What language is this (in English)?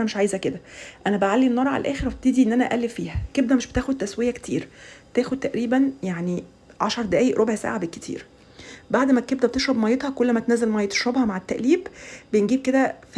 Arabic